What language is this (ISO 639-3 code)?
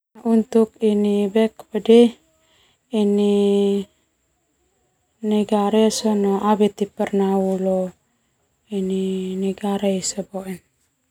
twu